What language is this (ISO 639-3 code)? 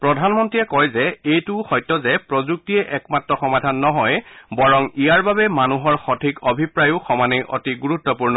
asm